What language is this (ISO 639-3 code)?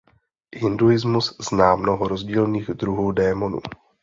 ces